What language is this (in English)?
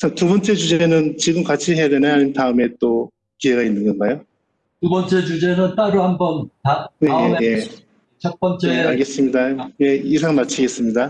Korean